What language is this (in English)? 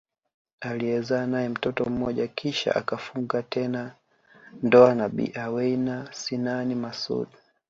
Swahili